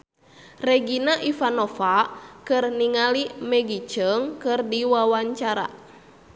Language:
Sundanese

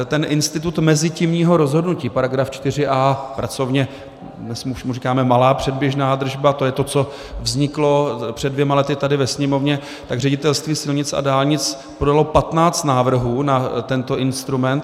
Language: Czech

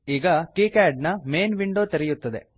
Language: Kannada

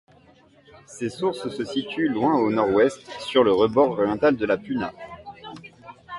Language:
French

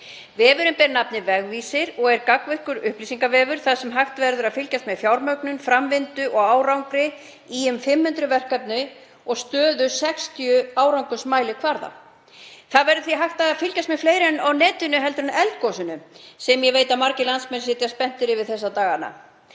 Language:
Icelandic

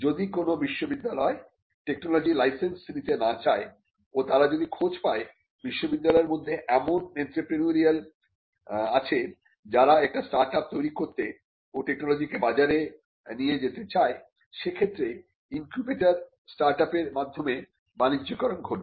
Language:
Bangla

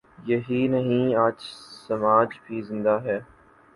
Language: Urdu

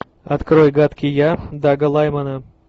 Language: Russian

